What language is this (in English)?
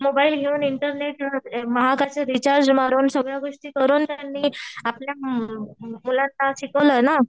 Marathi